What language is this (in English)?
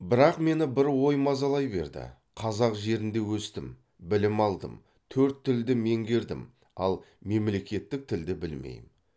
Kazakh